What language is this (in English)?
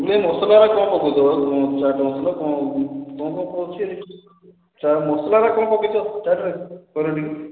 Odia